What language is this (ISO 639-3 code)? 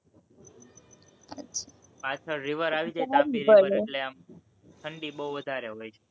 guj